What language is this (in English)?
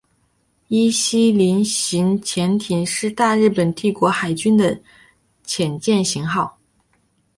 Chinese